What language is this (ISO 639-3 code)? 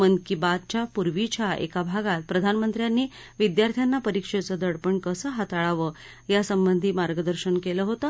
mar